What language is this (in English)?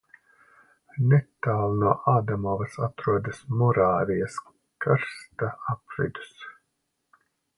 Latvian